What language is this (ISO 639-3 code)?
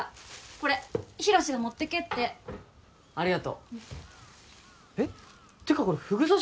jpn